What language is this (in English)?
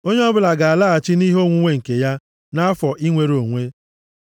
Igbo